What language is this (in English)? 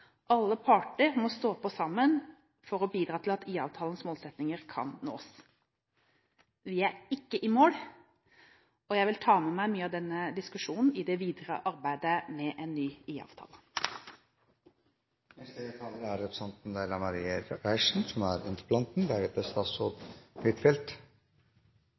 Norwegian